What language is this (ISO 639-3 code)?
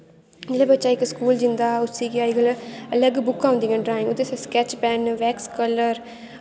doi